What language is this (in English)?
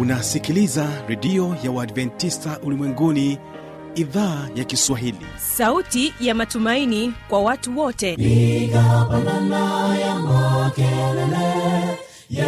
Swahili